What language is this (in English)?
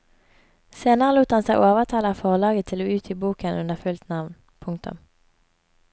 Norwegian